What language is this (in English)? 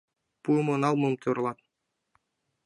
Mari